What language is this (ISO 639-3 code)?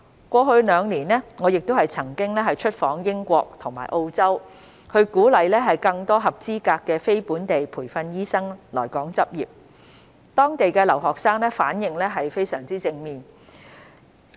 yue